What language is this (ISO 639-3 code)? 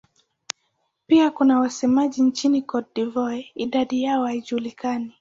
swa